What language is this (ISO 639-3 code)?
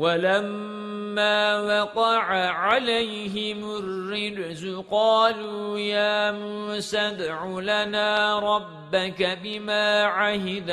ara